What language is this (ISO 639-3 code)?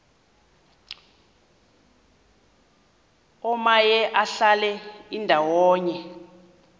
xho